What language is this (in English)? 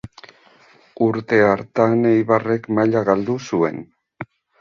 Basque